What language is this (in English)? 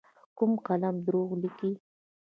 Pashto